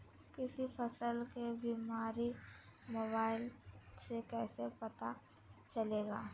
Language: Magahi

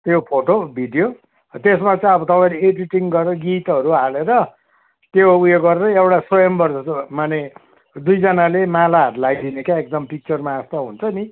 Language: Nepali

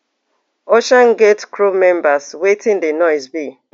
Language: Nigerian Pidgin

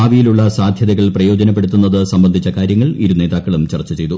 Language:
Malayalam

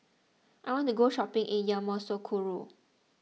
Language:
English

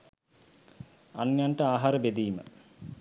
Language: Sinhala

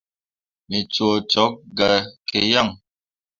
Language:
Mundang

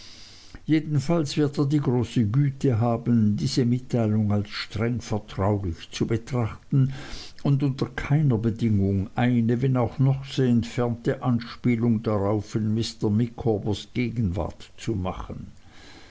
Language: German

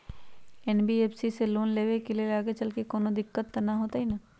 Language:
Magahi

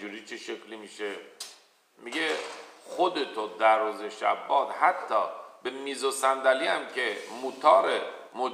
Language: Persian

